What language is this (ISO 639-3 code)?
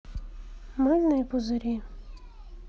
rus